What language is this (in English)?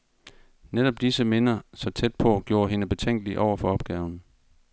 Danish